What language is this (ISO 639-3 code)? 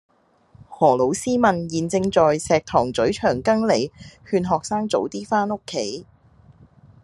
yue